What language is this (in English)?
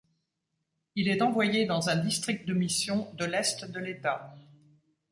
French